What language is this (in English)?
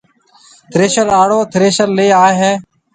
Marwari (Pakistan)